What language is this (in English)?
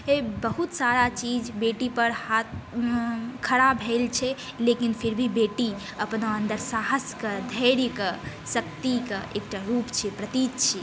Maithili